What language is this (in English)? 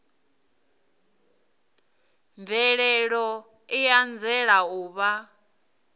Venda